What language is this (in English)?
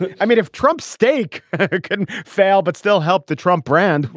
English